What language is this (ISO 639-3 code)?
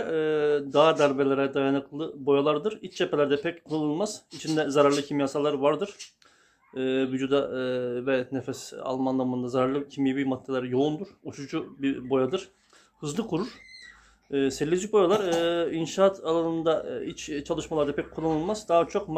tur